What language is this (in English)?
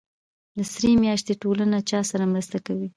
Pashto